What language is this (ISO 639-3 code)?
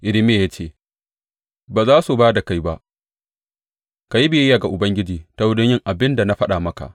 hau